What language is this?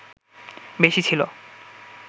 Bangla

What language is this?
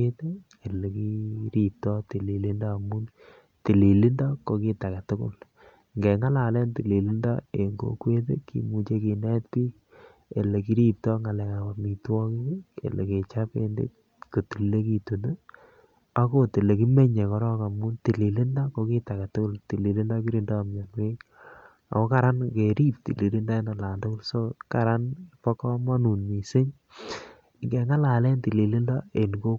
Kalenjin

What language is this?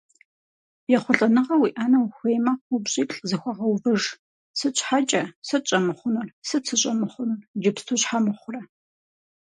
Kabardian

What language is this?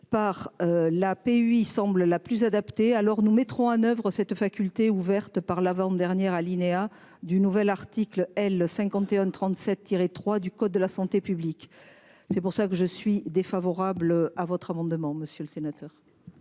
French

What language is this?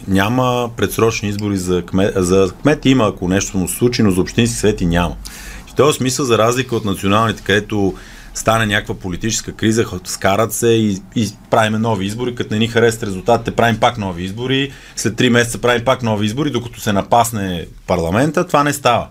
Bulgarian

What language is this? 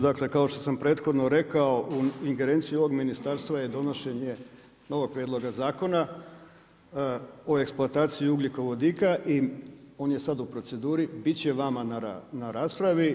Croatian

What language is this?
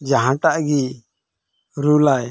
Santali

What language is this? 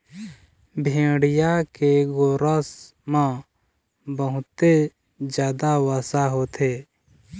Chhattisgarhi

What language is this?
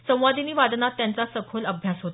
Marathi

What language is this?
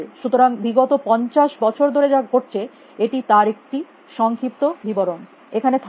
Bangla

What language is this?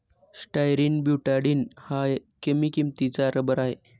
Marathi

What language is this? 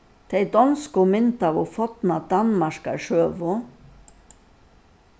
Faroese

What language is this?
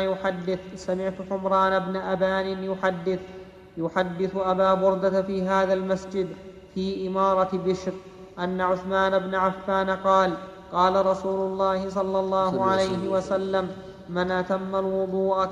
Arabic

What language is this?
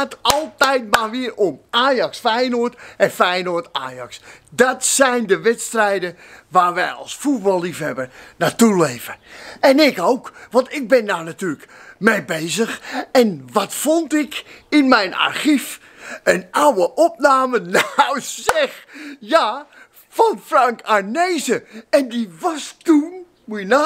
Dutch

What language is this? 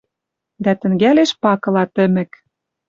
Western Mari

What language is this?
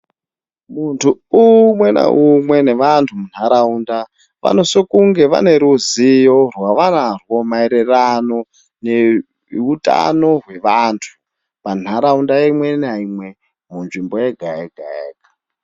Ndau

